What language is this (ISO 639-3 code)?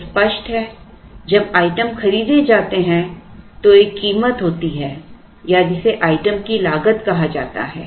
hin